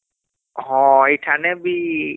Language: Odia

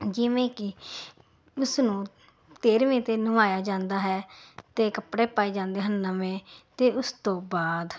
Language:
Punjabi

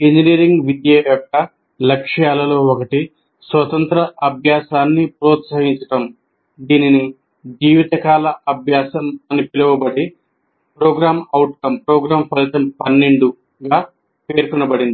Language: Telugu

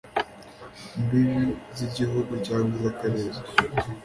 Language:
Kinyarwanda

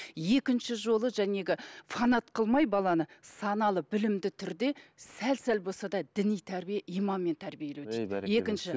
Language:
Kazakh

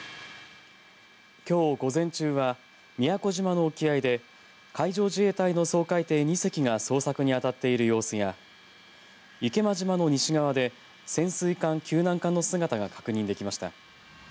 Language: Japanese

